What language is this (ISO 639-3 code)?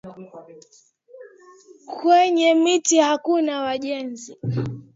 swa